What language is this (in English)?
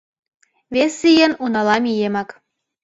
Mari